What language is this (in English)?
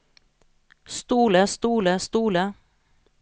Norwegian